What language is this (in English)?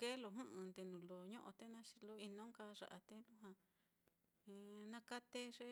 Mitlatongo Mixtec